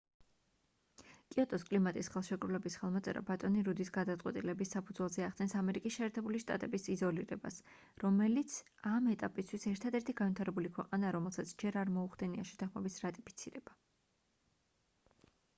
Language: Georgian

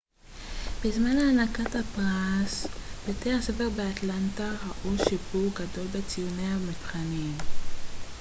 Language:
Hebrew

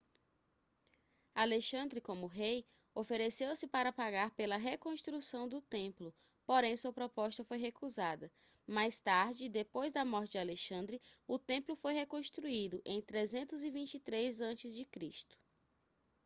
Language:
Portuguese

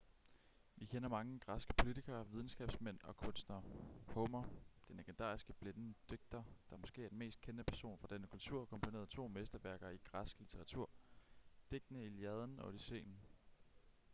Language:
Danish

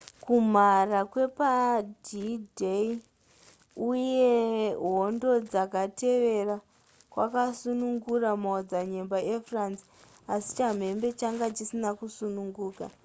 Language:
Shona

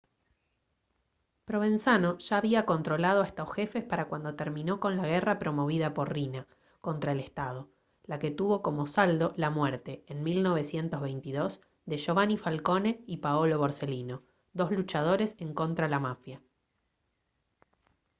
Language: Spanish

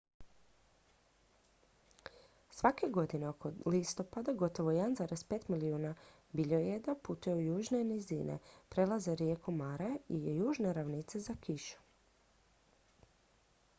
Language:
Croatian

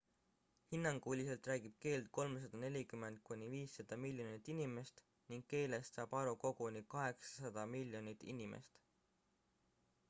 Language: Estonian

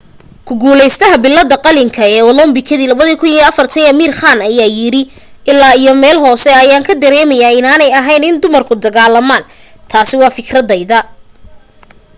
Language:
Somali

